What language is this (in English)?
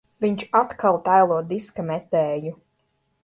Latvian